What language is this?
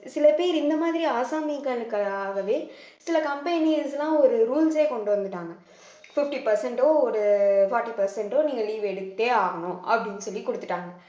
Tamil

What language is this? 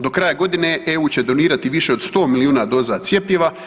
Croatian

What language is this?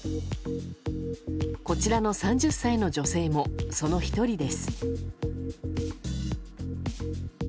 Japanese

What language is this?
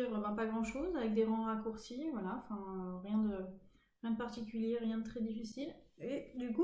French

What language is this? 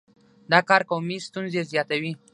Pashto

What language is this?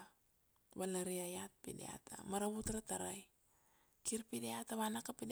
Kuanua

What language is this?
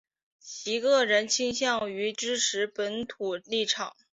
Chinese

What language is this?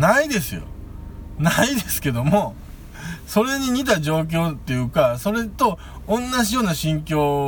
Japanese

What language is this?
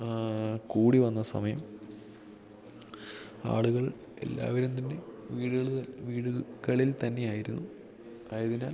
Malayalam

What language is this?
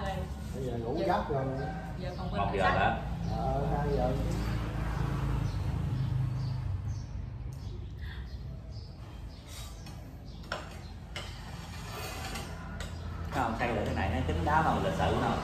Vietnamese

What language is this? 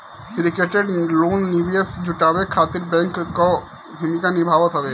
Bhojpuri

